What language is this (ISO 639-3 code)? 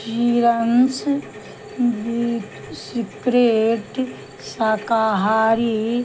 mai